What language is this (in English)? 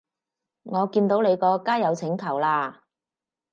Cantonese